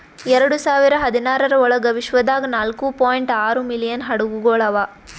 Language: Kannada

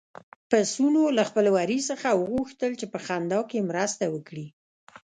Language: Pashto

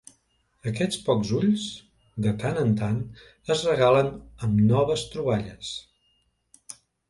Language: Catalan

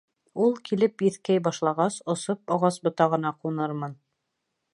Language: Bashkir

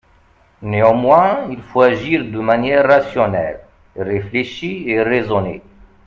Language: French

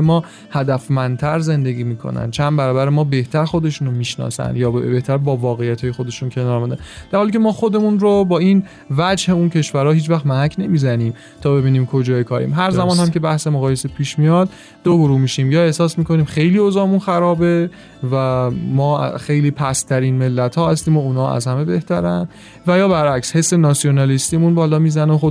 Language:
Persian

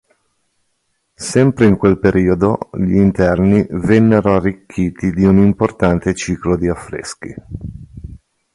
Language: Italian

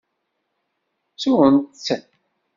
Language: Kabyle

